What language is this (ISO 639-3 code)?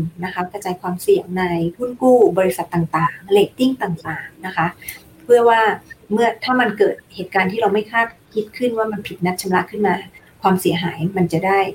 tha